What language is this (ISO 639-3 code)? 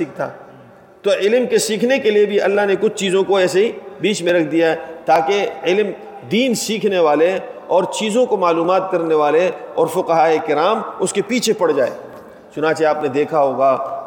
urd